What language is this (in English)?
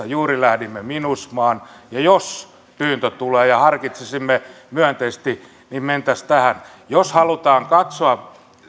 Finnish